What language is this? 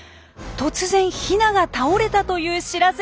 Japanese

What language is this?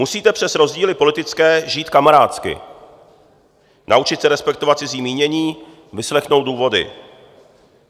Czech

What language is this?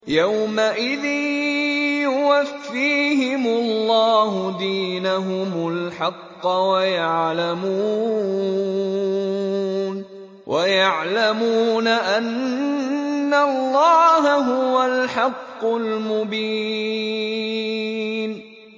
Arabic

